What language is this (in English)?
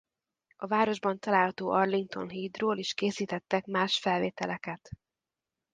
Hungarian